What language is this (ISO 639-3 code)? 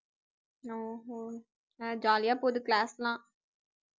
tam